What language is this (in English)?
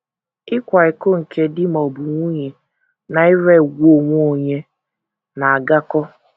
Igbo